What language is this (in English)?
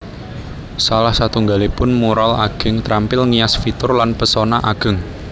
Javanese